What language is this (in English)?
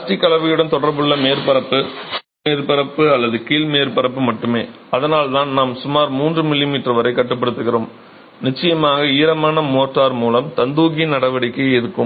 Tamil